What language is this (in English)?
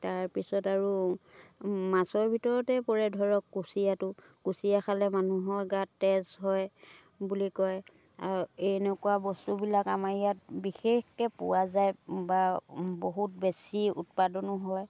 Assamese